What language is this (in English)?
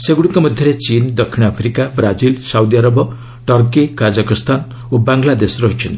Odia